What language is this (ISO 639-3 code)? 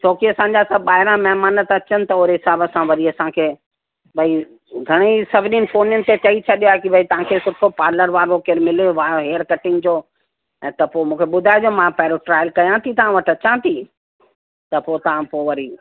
snd